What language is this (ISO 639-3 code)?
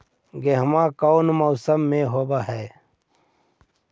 mag